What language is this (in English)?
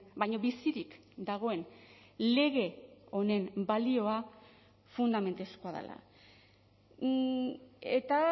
Basque